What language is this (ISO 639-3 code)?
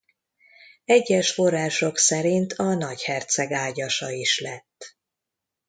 hun